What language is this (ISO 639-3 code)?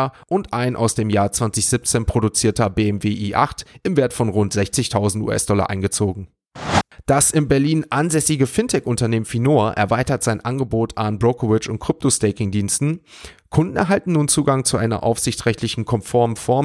deu